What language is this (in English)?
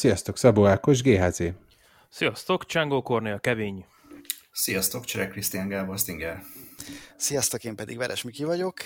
Hungarian